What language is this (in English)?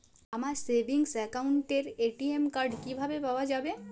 Bangla